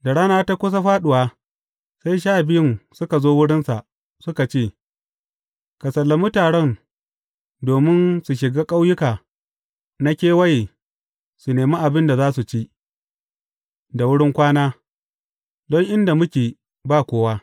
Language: Hausa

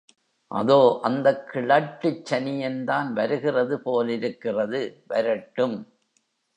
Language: Tamil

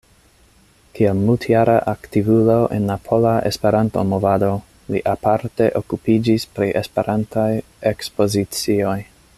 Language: Esperanto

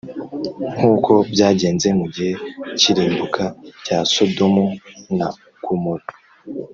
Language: Kinyarwanda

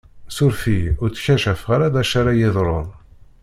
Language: Kabyle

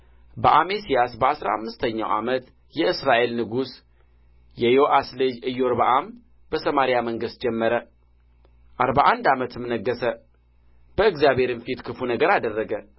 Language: Amharic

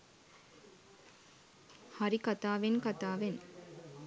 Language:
Sinhala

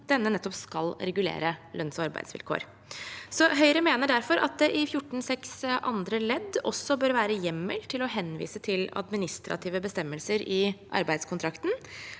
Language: Norwegian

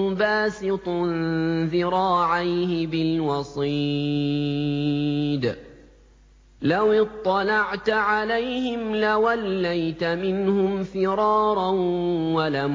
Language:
Arabic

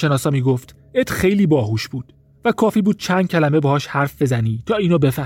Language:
Persian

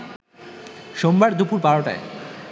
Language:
Bangla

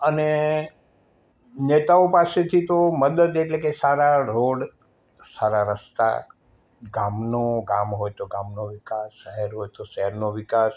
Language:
Gujarati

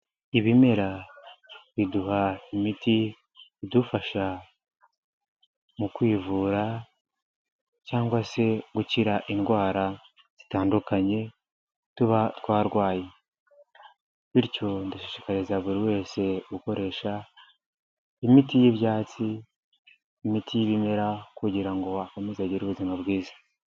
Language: Kinyarwanda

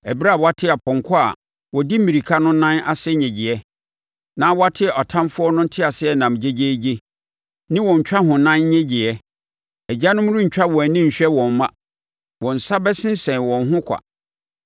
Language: Akan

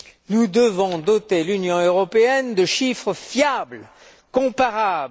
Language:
French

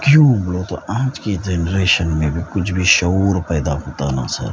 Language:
Urdu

